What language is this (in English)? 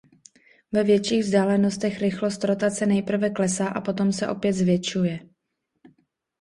Czech